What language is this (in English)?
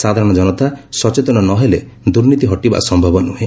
Odia